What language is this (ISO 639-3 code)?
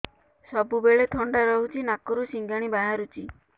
ori